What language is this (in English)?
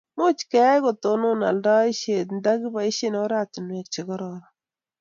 Kalenjin